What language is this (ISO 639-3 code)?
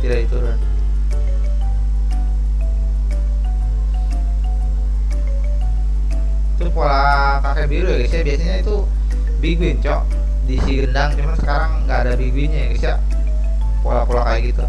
ind